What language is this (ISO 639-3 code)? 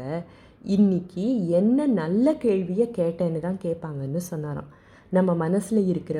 tam